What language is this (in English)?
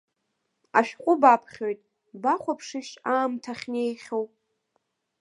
Abkhazian